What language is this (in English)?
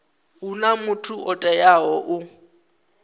Venda